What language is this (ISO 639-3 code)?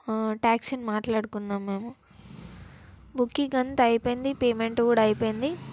tel